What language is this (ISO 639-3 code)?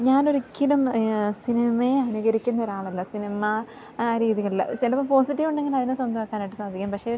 mal